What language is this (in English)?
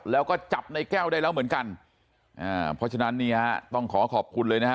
Thai